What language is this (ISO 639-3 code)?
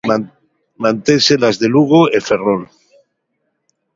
glg